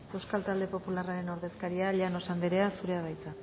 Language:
Basque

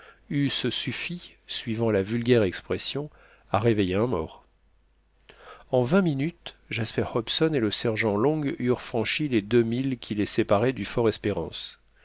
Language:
French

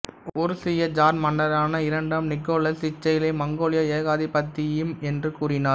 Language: Tamil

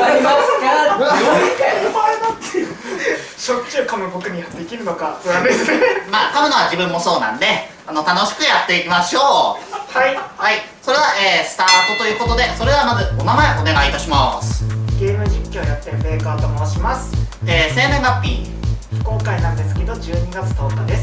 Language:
Japanese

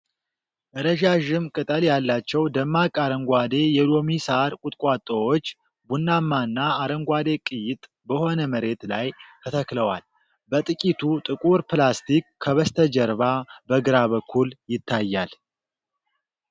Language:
Amharic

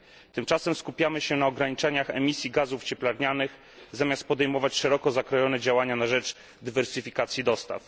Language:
Polish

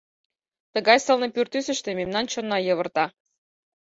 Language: Mari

